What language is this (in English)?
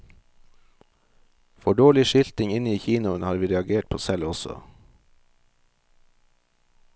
Norwegian